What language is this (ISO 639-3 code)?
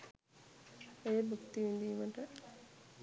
sin